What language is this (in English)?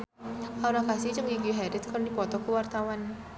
Sundanese